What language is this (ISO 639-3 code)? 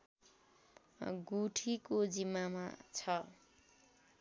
nep